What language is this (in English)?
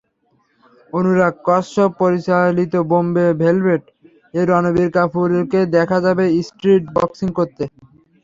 Bangla